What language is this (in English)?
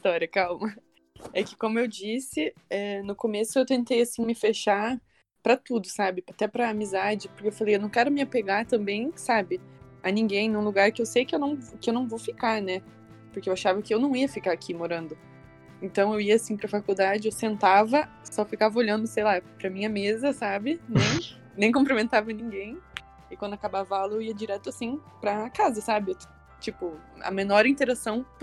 Portuguese